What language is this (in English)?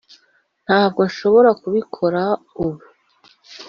Kinyarwanda